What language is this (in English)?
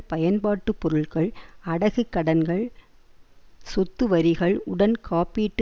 Tamil